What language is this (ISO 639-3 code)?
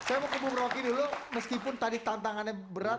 ind